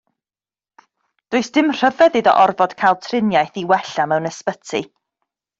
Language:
Welsh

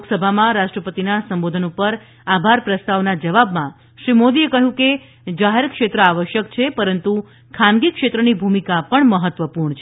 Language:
Gujarati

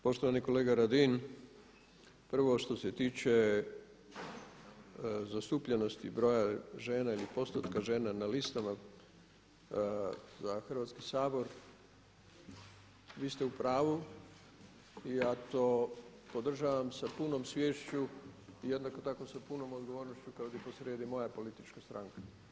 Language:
Croatian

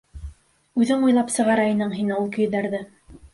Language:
Bashkir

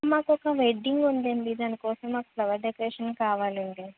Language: Telugu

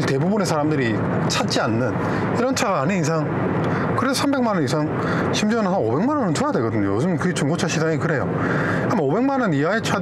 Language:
Korean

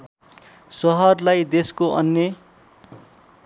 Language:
Nepali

